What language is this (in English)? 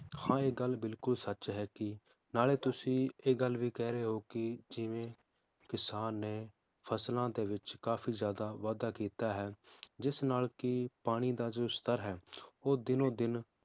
Punjabi